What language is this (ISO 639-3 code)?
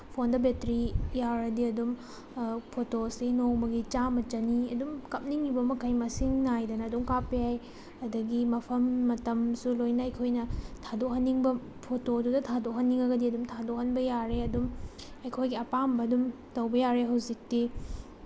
mni